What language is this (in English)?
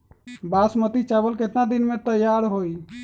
Magahi